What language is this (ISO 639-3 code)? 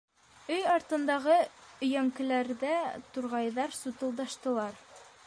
bak